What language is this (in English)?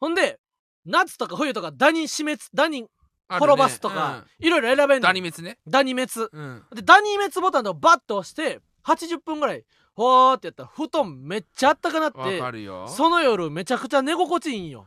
Japanese